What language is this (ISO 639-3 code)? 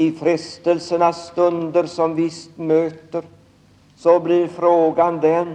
swe